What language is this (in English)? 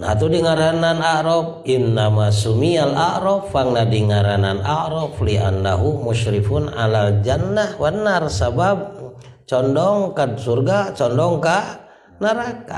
Indonesian